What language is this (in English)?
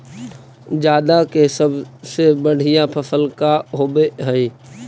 Magahi